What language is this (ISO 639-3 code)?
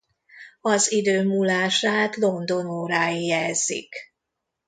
hun